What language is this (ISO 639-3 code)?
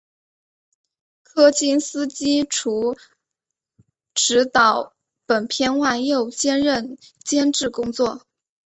zho